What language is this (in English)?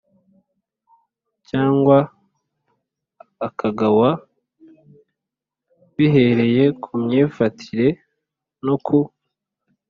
Kinyarwanda